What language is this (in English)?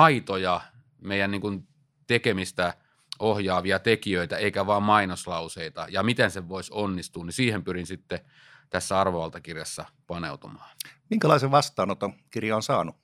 Finnish